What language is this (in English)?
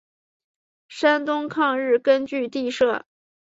Chinese